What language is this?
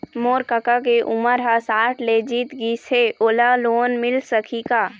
Chhattisgarhi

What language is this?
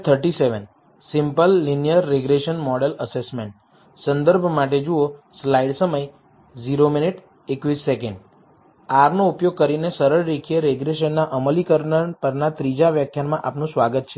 Gujarati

